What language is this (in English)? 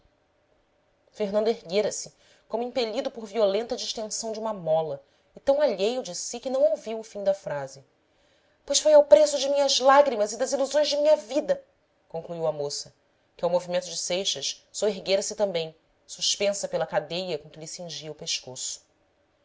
Portuguese